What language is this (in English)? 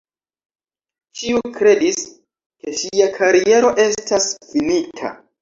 Esperanto